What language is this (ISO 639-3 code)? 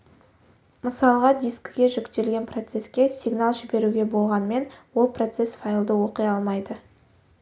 kaz